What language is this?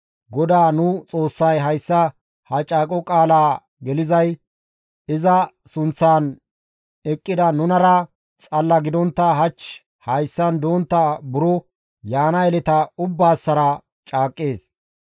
Gamo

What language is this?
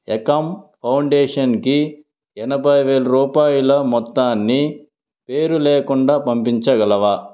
Telugu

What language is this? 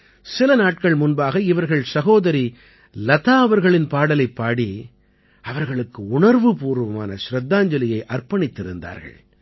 Tamil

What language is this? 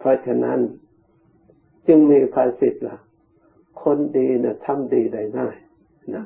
Thai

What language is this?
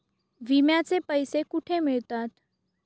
Marathi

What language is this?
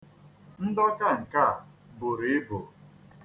Igbo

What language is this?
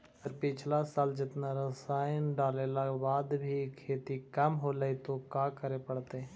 Magahi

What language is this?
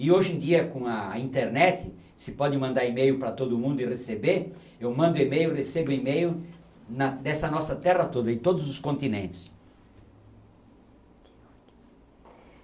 Portuguese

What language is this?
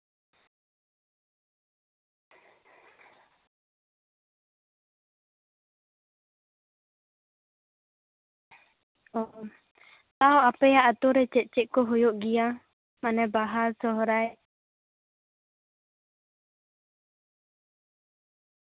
Santali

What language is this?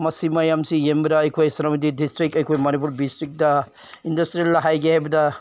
Manipuri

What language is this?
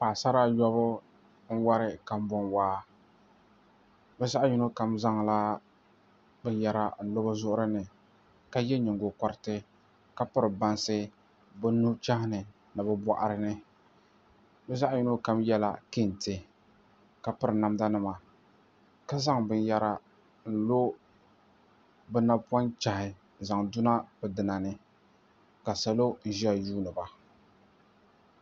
Dagbani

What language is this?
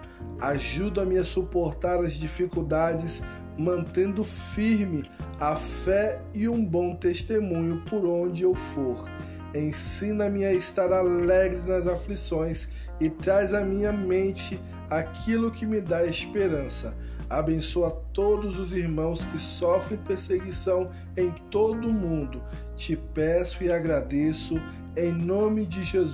Portuguese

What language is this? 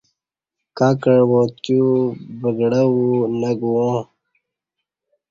Kati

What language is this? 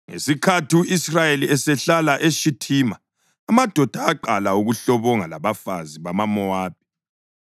North Ndebele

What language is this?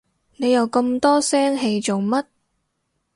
Cantonese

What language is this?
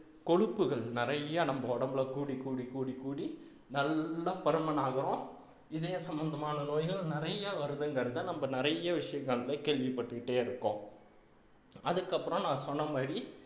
Tamil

